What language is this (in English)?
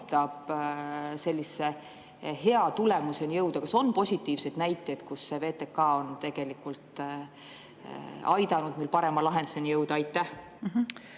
Estonian